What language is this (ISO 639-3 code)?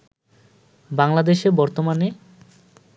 ben